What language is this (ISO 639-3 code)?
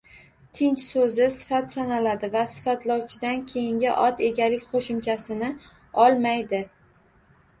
uzb